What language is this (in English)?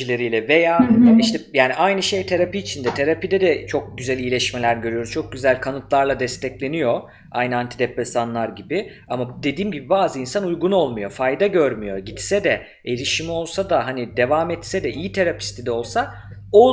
Turkish